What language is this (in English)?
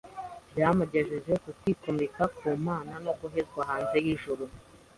Kinyarwanda